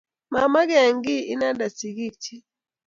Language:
Kalenjin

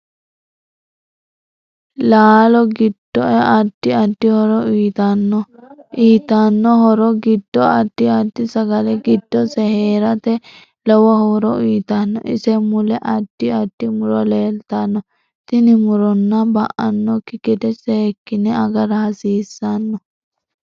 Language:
Sidamo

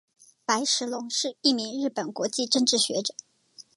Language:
Chinese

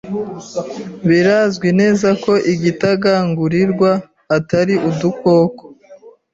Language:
Kinyarwanda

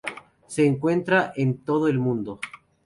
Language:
Spanish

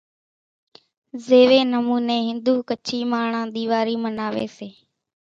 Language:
Kachi Koli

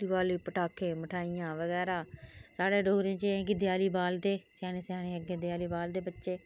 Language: Dogri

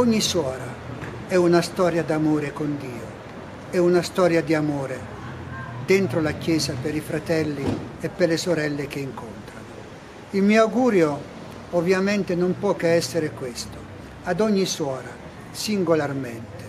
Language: Italian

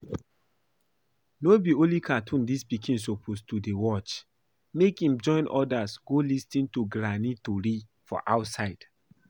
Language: Nigerian Pidgin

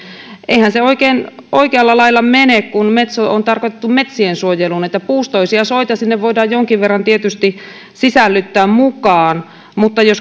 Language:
Finnish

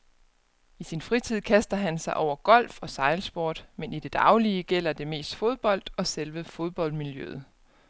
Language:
Danish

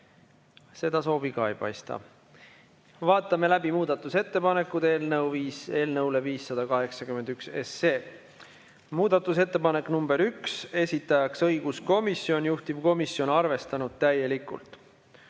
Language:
Estonian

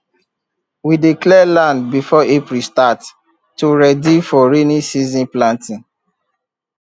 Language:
Nigerian Pidgin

